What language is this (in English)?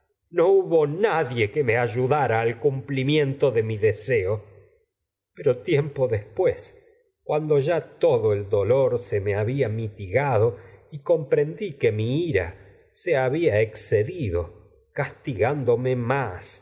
Spanish